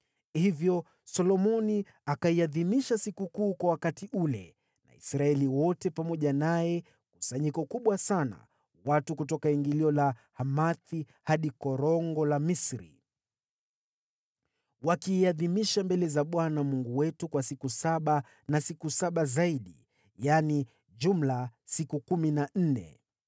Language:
Swahili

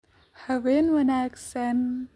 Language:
Somali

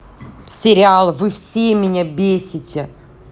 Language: Russian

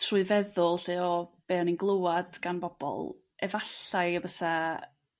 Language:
Welsh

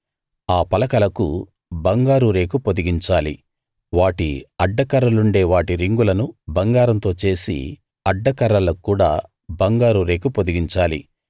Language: Telugu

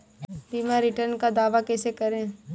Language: Hindi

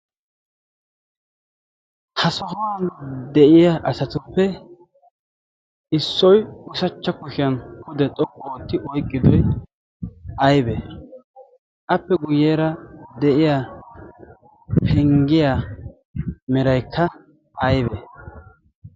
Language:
Wolaytta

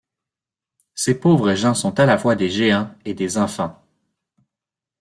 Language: French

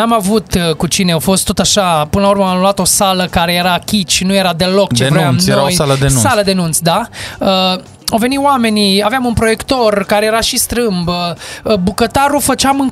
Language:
Romanian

